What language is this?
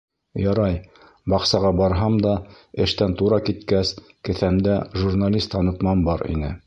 Bashkir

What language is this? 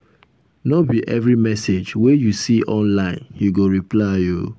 Nigerian Pidgin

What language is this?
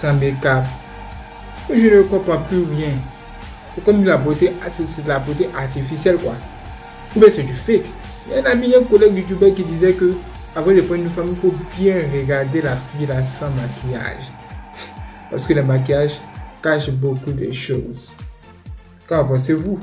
French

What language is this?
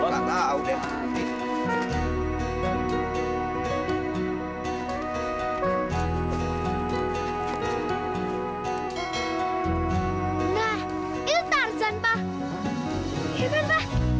Indonesian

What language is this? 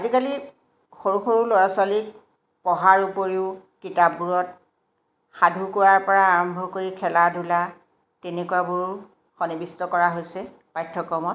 Assamese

